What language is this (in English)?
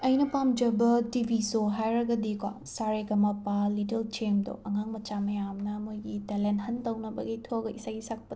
Manipuri